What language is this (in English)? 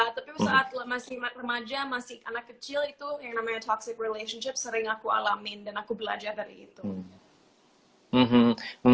Indonesian